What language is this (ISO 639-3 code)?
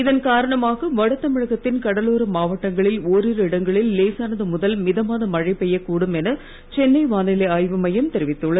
tam